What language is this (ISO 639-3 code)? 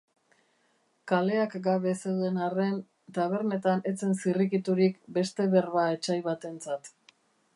eus